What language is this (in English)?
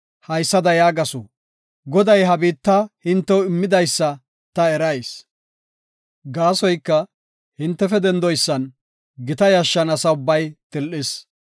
Gofa